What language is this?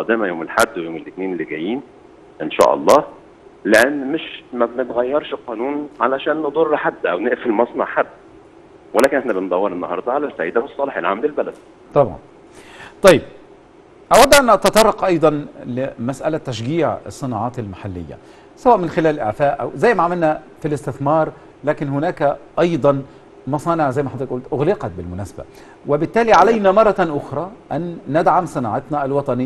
Arabic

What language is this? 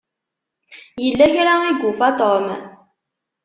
Kabyle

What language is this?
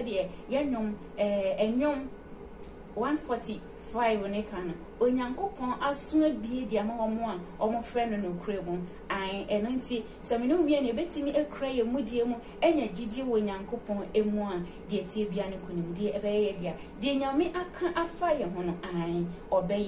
English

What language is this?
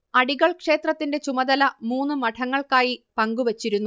Malayalam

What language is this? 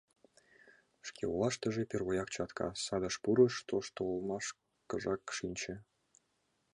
Mari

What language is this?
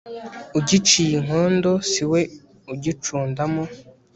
Kinyarwanda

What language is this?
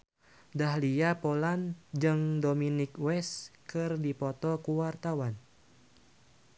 Sundanese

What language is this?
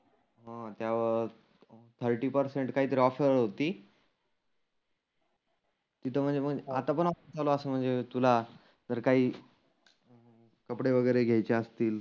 Marathi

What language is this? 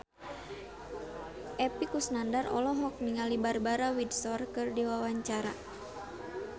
Sundanese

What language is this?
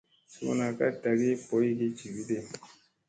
Musey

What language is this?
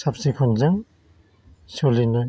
Bodo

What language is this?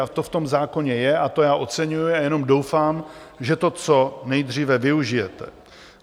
Czech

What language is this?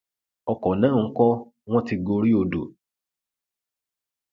Yoruba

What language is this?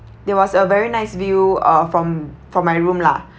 English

